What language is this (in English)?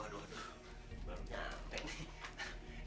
Indonesian